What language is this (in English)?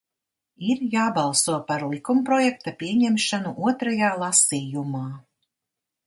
Latvian